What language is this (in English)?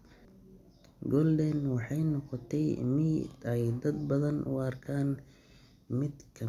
Somali